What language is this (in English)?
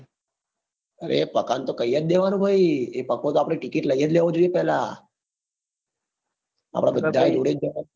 Gujarati